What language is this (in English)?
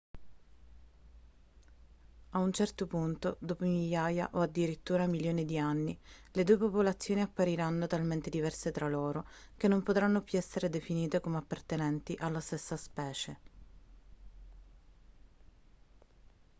Italian